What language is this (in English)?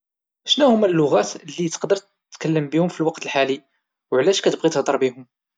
Moroccan Arabic